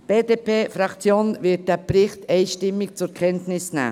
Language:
Swiss German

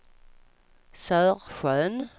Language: Swedish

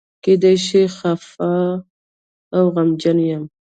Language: Pashto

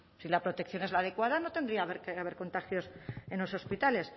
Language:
Spanish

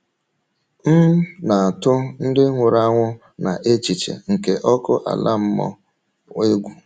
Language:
Igbo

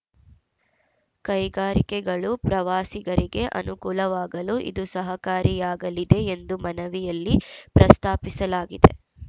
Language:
Kannada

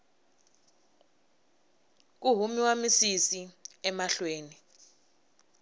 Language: Tsonga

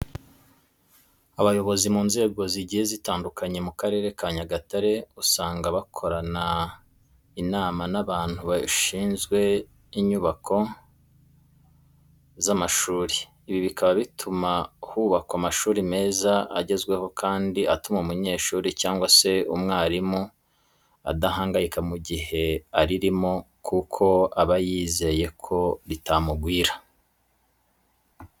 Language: Kinyarwanda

